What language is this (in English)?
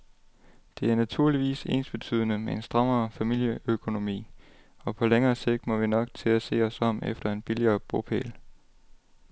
Danish